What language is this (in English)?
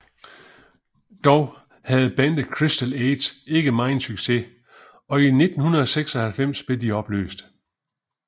Danish